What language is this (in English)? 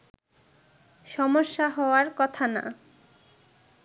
Bangla